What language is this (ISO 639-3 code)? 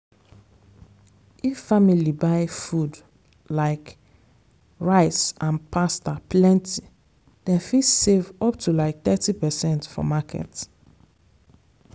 pcm